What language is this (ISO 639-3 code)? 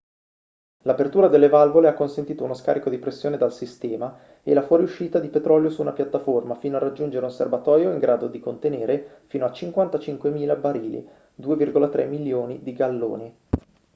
ita